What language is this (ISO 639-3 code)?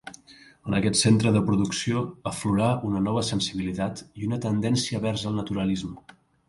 cat